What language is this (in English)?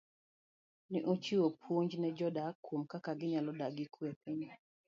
Luo (Kenya and Tanzania)